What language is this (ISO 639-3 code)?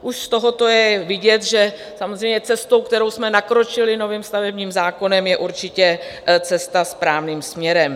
ces